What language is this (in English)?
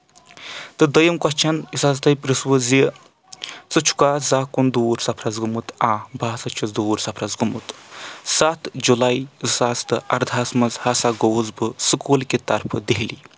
Kashmiri